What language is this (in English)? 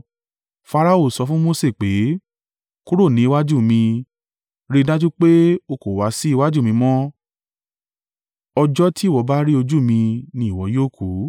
Yoruba